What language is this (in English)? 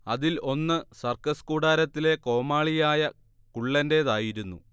Malayalam